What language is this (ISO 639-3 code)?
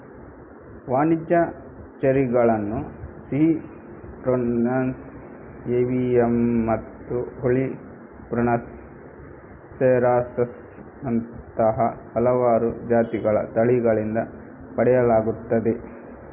kan